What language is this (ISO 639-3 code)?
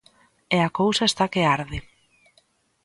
glg